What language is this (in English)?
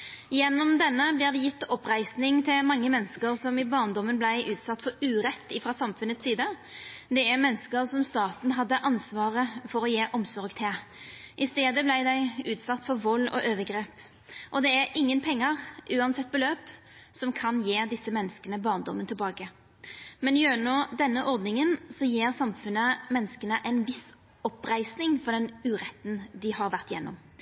Norwegian Nynorsk